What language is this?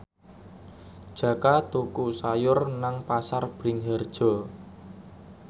Javanese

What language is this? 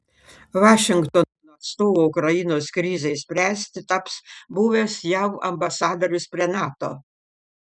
Lithuanian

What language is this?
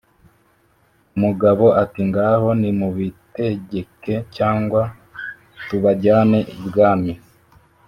Kinyarwanda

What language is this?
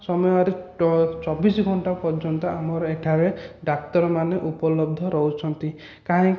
Odia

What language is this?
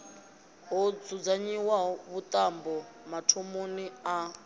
Venda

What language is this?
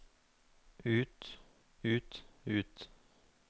Norwegian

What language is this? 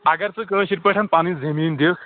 Kashmiri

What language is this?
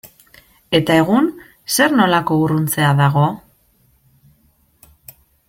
Basque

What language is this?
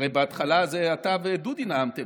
Hebrew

